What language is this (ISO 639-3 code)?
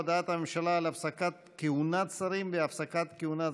heb